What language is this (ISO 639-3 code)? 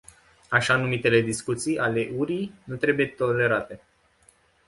ron